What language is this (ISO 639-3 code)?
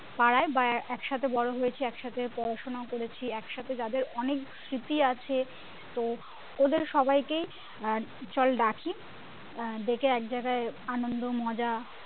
ben